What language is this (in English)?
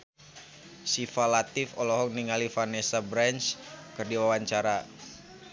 Sundanese